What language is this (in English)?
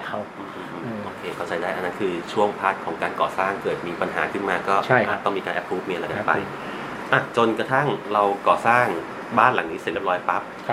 Thai